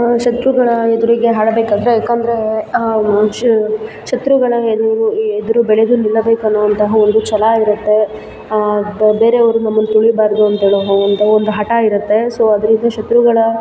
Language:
Kannada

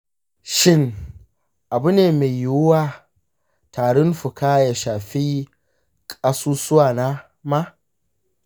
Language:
Hausa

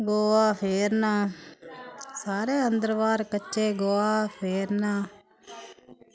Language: Dogri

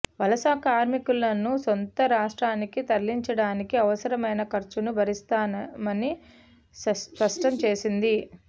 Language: Telugu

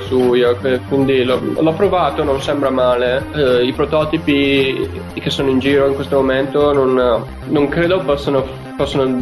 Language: Italian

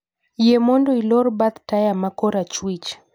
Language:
Luo (Kenya and Tanzania)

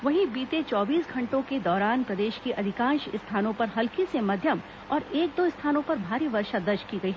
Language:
Hindi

